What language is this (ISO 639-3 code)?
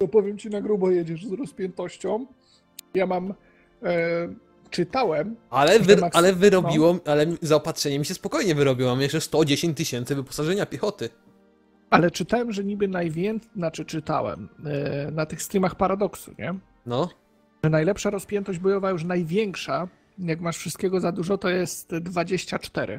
pol